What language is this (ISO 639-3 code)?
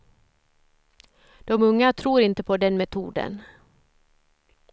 swe